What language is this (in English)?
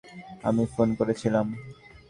Bangla